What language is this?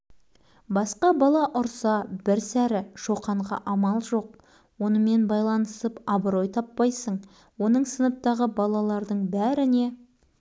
Kazakh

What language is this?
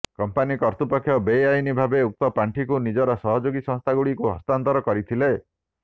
Odia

